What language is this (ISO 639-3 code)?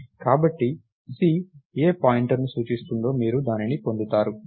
tel